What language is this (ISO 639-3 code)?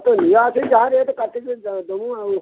ori